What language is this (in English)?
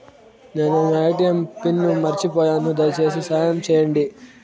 Telugu